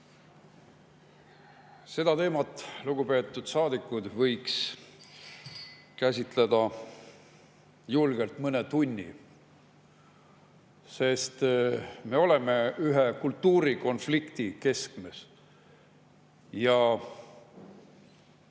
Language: Estonian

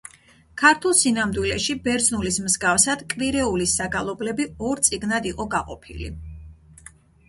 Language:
Georgian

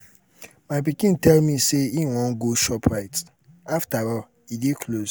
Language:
Nigerian Pidgin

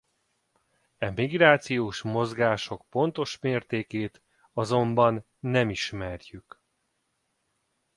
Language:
Hungarian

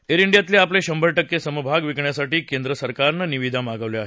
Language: Marathi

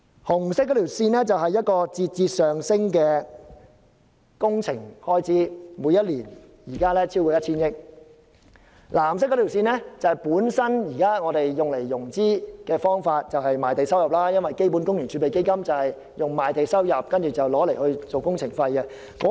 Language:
Cantonese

